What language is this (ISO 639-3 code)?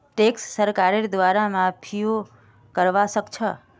mag